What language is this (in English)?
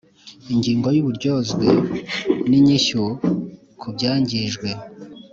Kinyarwanda